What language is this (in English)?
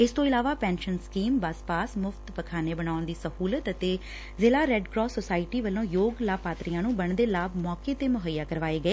Punjabi